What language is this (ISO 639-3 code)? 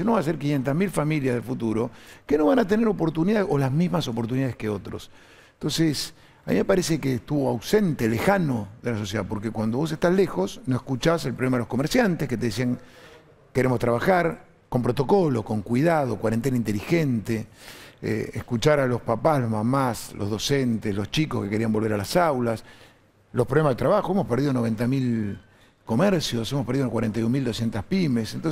spa